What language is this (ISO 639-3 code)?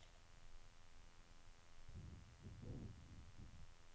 nor